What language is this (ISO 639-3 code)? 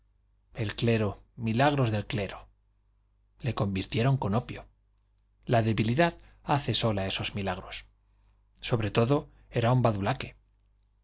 spa